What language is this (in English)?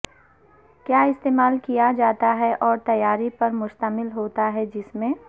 Urdu